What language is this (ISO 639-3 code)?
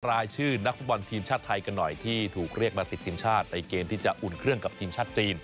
tha